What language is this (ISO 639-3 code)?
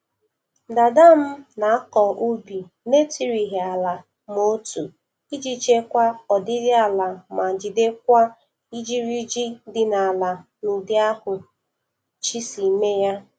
ibo